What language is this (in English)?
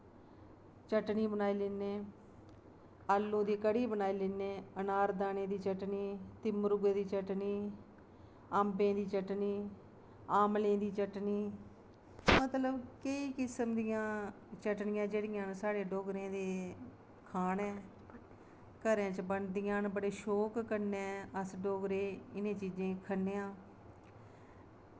Dogri